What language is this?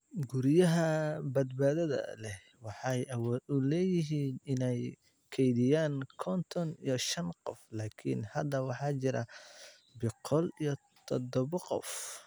Somali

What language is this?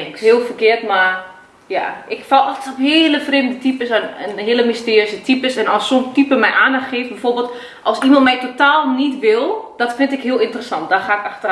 Dutch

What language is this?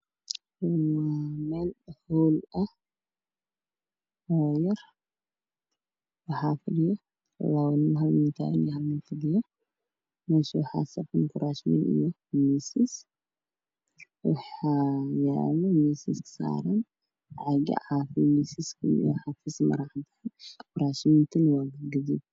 Somali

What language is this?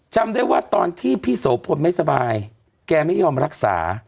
Thai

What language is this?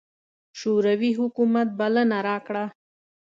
Pashto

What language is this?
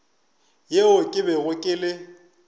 Northern Sotho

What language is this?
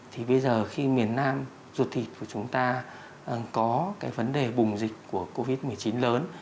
Vietnamese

